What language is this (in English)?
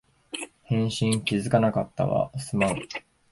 Japanese